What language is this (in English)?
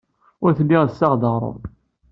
Kabyle